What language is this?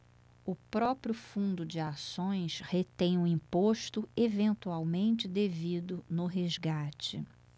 Portuguese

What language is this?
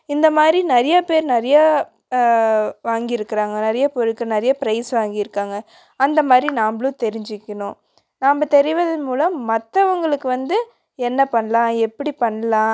Tamil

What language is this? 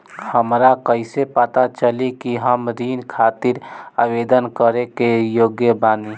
Bhojpuri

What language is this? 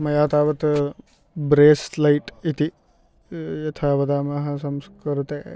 Sanskrit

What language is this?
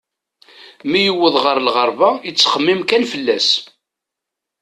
Kabyle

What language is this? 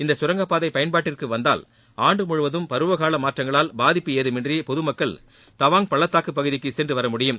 Tamil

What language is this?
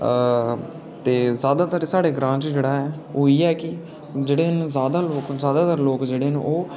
Dogri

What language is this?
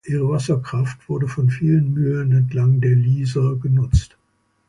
German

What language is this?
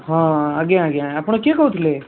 Odia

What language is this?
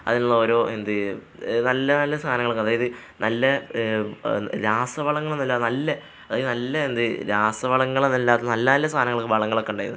Malayalam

